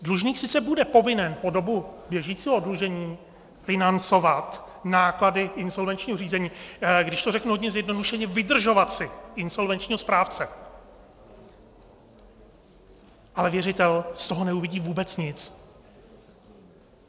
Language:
Czech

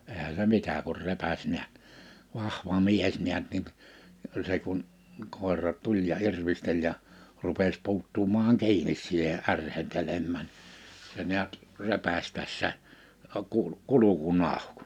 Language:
Finnish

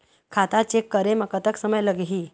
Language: Chhattisgarhi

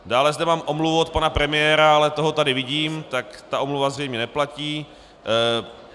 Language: Czech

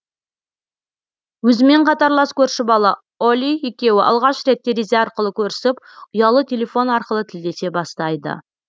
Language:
Kazakh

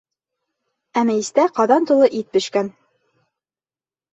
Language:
Bashkir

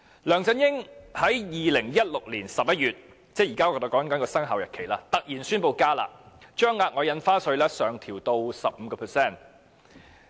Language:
Cantonese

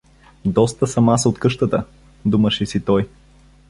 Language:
Bulgarian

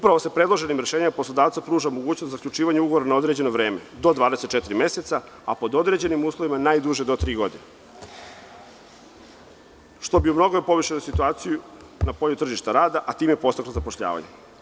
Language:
Serbian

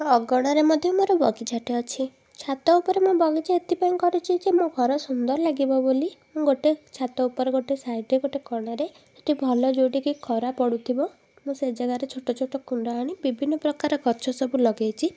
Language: Odia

